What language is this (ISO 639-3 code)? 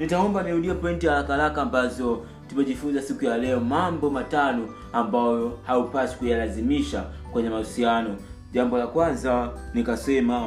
swa